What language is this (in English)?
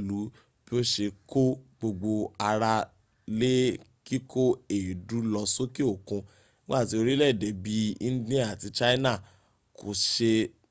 Yoruba